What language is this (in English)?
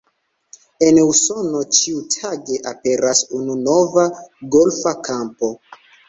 Esperanto